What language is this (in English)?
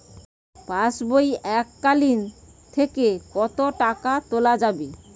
Bangla